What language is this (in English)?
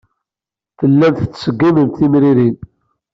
Kabyle